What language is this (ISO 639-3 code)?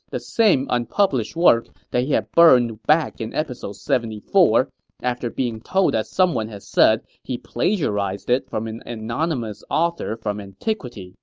eng